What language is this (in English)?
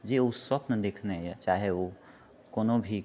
Maithili